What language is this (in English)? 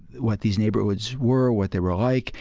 English